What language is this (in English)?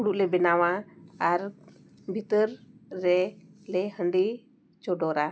Santali